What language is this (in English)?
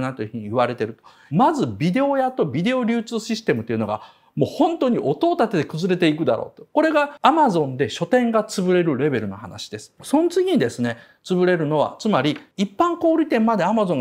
Japanese